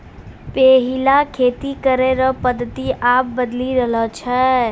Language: Maithili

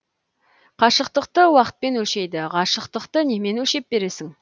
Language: Kazakh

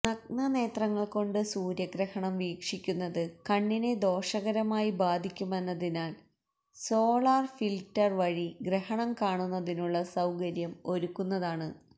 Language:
Malayalam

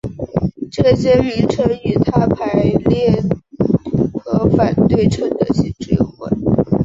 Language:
Chinese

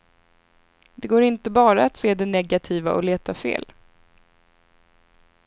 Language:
Swedish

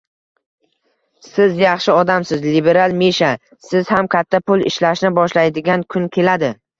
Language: Uzbek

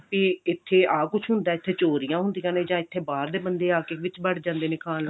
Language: Punjabi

